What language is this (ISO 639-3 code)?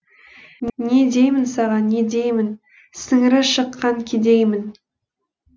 kaz